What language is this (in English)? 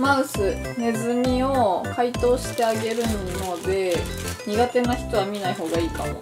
Japanese